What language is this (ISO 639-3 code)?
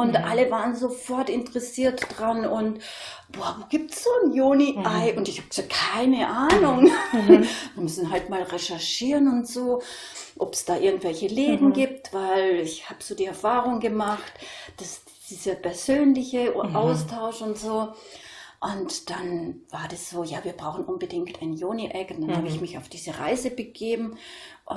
deu